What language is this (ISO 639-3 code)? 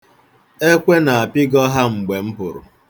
ibo